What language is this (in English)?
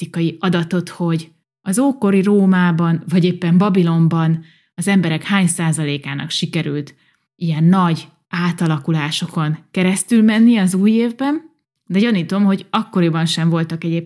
Hungarian